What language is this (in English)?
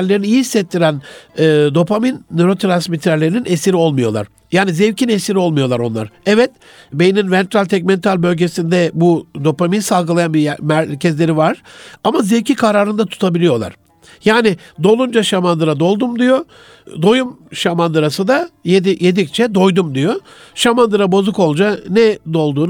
Turkish